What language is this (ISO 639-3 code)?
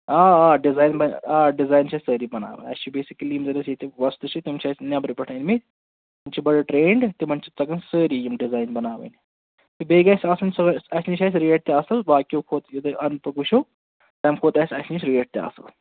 kas